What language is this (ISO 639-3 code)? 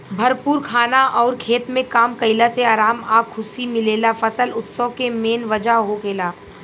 bho